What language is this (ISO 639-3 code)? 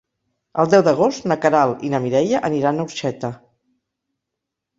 cat